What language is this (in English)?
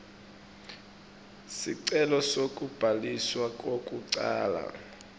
Swati